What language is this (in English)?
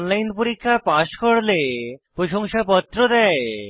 Bangla